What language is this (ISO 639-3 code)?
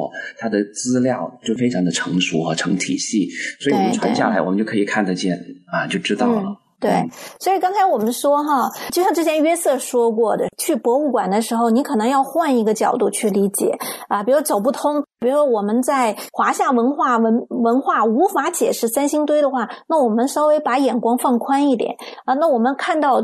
zho